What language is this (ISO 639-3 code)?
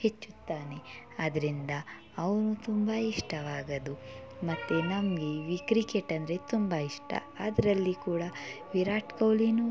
kan